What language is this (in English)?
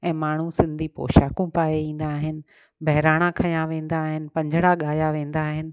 Sindhi